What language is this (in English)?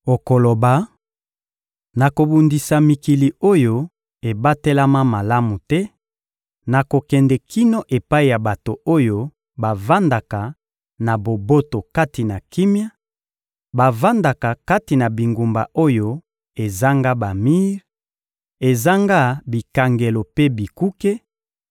Lingala